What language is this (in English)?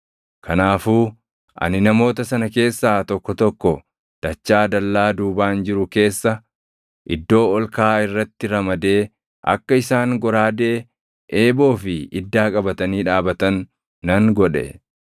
Oromo